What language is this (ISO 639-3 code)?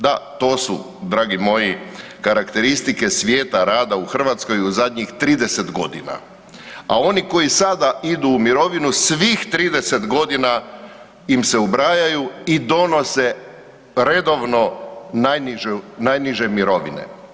hrv